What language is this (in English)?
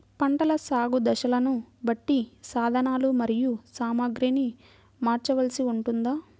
Telugu